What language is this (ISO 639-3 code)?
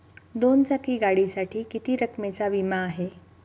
mar